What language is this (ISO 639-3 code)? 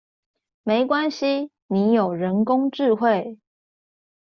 zho